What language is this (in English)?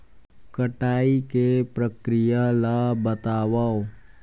Chhattisgarhi